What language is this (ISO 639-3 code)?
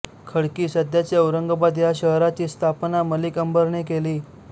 mar